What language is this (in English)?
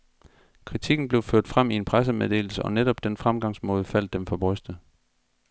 Danish